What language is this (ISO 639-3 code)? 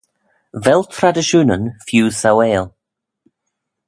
glv